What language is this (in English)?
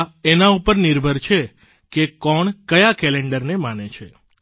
Gujarati